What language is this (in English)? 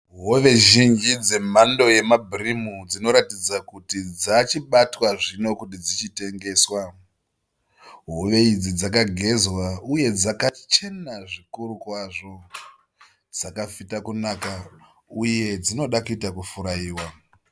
Shona